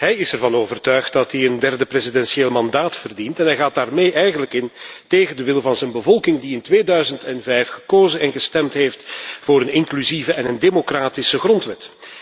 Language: Dutch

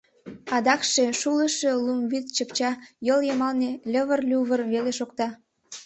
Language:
Mari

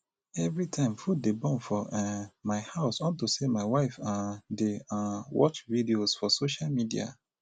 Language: Nigerian Pidgin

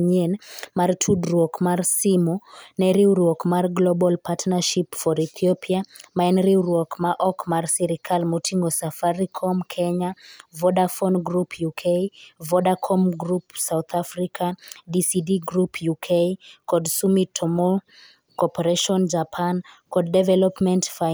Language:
Luo (Kenya and Tanzania)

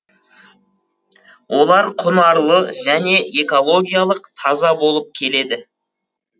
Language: Kazakh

